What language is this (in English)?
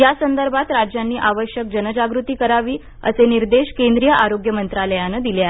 Marathi